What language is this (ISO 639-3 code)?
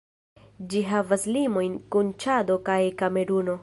epo